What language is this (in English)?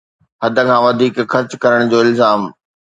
Sindhi